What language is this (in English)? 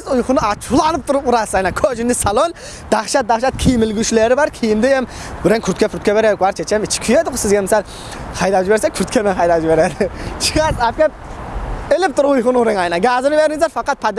Turkish